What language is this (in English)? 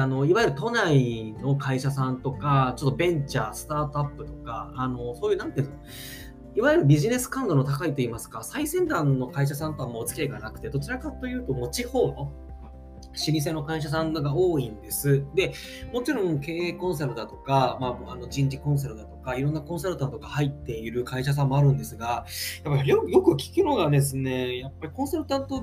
Japanese